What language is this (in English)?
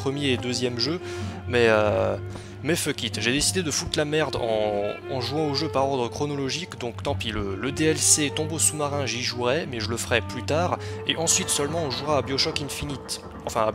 French